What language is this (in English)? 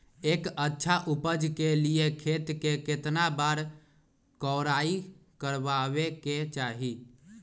Magahi